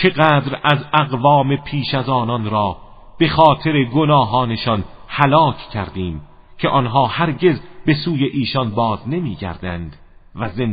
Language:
Persian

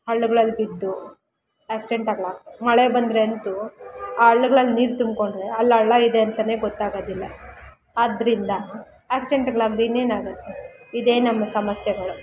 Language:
Kannada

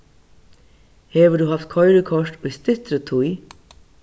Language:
Faroese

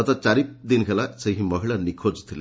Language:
Odia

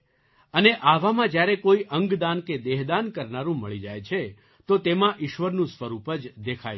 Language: Gujarati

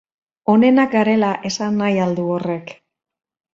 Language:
Basque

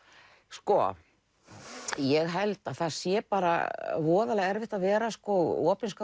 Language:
Icelandic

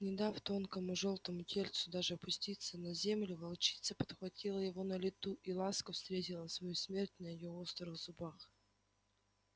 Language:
Russian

